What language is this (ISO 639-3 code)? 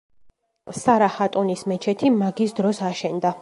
kat